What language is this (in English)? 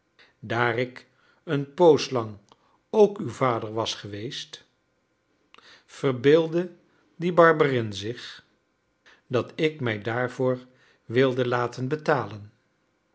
Dutch